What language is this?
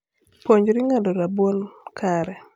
Luo (Kenya and Tanzania)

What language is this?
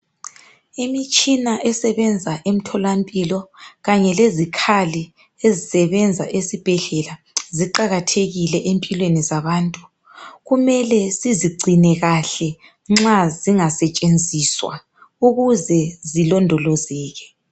North Ndebele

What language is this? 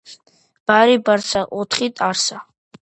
Georgian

